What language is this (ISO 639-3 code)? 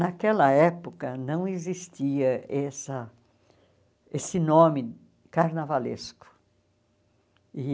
por